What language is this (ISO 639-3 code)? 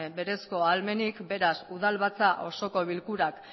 eus